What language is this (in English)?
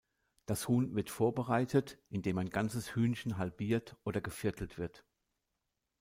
German